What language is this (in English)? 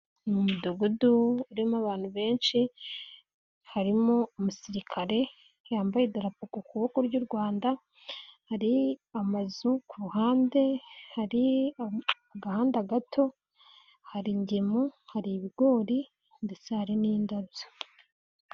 Kinyarwanda